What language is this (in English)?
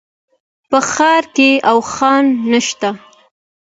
Pashto